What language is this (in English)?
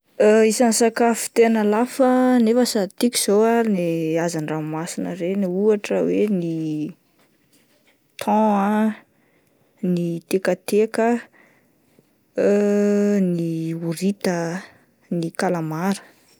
Malagasy